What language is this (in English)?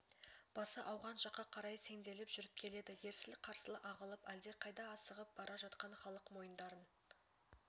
Kazakh